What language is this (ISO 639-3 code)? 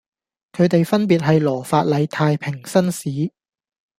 yue